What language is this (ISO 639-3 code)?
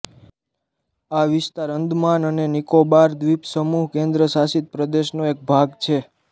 guj